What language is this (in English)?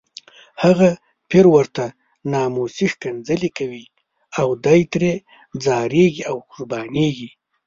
Pashto